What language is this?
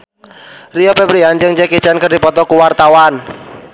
Sundanese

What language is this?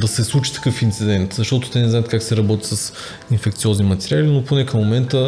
Bulgarian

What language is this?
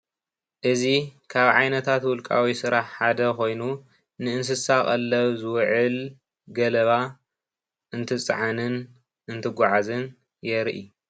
Tigrinya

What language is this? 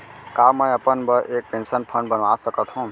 Chhattisgarhi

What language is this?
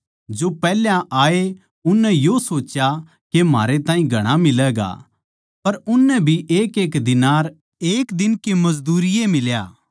Haryanvi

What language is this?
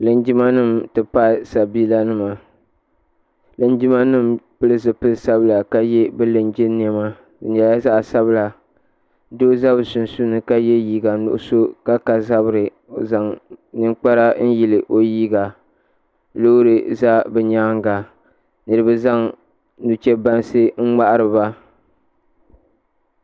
Dagbani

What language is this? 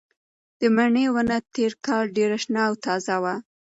Pashto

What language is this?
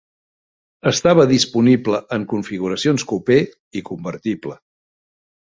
Catalan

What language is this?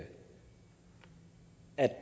Danish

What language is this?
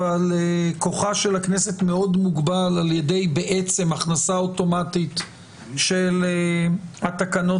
Hebrew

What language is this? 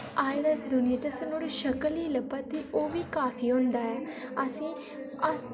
Dogri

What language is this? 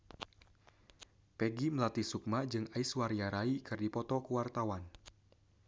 Sundanese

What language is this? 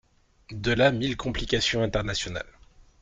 French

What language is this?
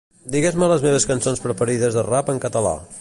Catalan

